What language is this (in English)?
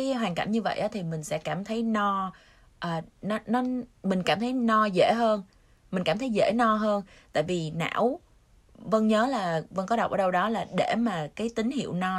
Vietnamese